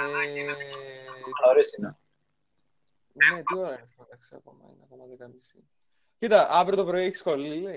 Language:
Greek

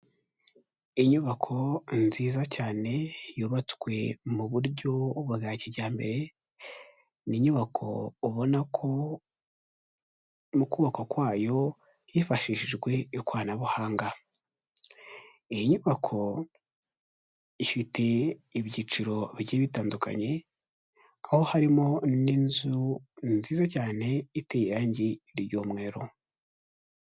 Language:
Kinyarwanda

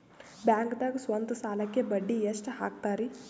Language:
Kannada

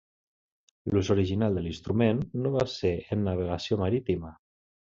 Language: Catalan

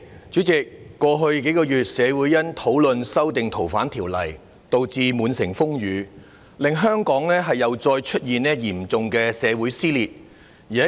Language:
Cantonese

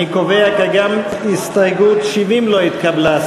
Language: Hebrew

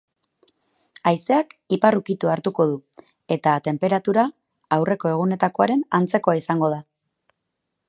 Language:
Basque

